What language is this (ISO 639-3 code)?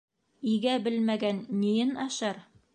bak